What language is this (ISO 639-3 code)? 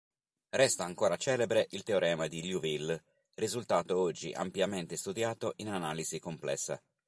ita